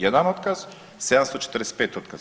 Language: Croatian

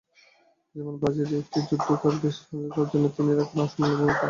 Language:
Bangla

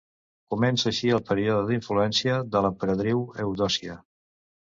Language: Catalan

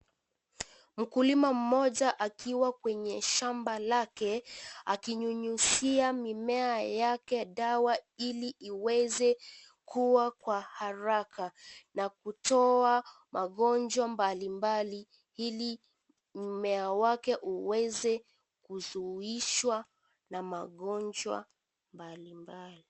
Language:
Swahili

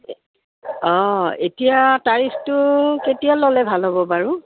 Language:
Assamese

